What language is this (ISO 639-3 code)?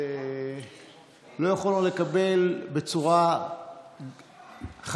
heb